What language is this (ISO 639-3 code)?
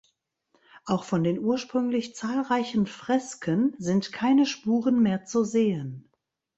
deu